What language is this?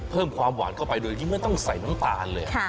Thai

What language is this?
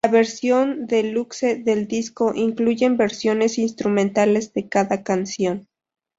Spanish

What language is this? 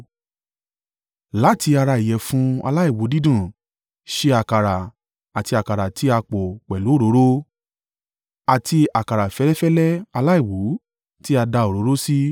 Yoruba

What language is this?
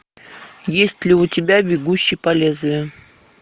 Russian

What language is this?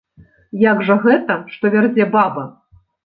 Belarusian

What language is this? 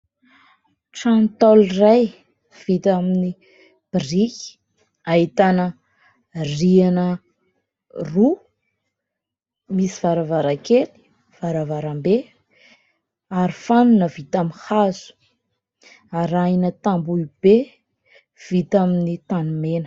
Malagasy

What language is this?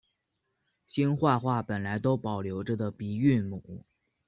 Chinese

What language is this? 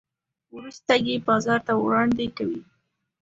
Pashto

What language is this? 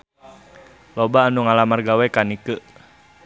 Sundanese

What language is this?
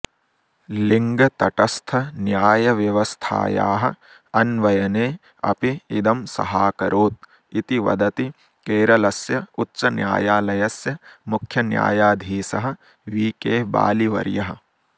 Sanskrit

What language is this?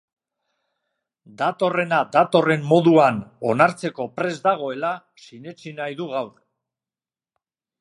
Basque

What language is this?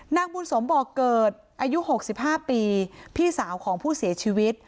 Thai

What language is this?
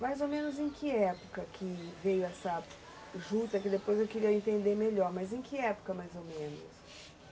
Portuguese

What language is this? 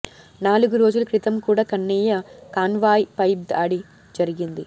Telugu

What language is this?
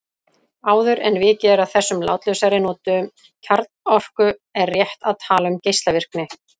Icelandic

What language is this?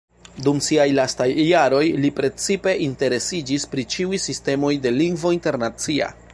Esperanto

